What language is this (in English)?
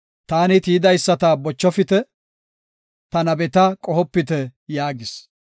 Gofa